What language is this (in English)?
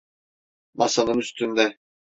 Turkish